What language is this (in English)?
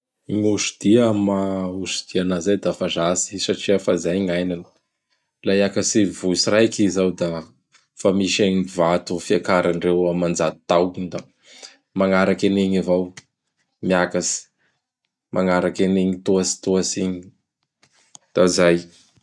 Bara Malagasy